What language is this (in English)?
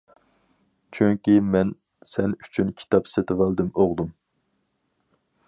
Uyghur